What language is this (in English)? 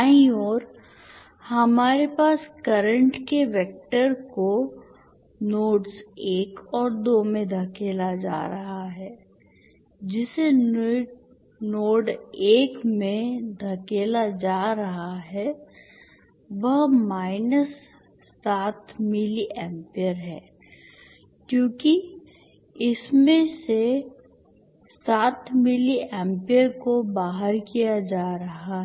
Hindi